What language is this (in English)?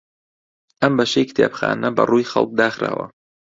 Central Kurdish